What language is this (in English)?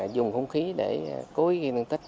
Vietnamese